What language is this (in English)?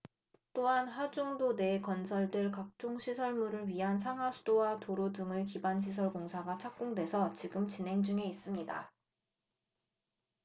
Korean